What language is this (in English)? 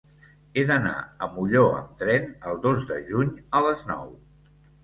Catalan